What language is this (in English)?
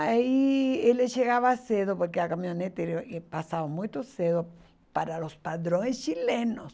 Portuguese